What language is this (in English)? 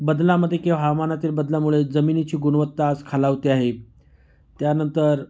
Marathi